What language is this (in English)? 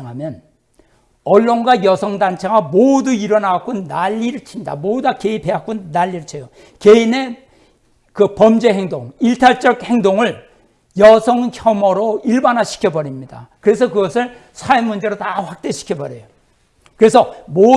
Korean